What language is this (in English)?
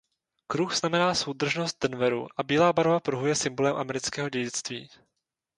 Czech